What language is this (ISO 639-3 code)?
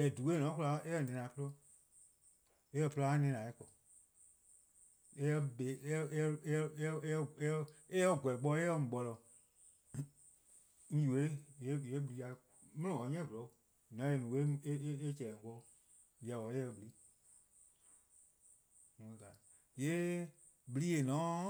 kqo